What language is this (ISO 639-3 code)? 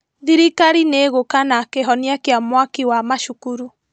kik